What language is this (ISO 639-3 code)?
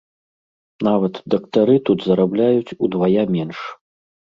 bel